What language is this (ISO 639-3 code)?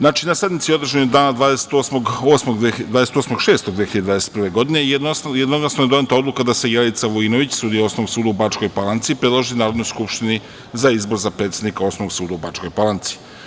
srp